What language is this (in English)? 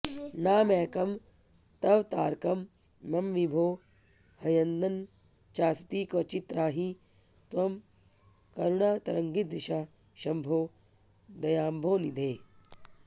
Sanskrit